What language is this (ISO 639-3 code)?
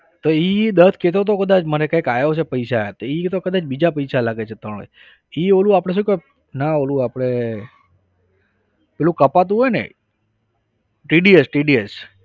guj